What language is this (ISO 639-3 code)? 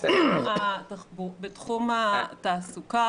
heb